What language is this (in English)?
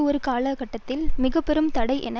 Tamil